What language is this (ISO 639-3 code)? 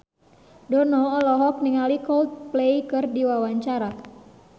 sun